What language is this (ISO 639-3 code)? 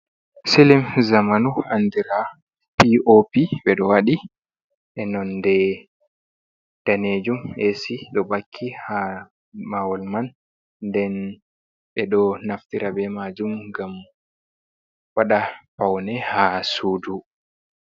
ful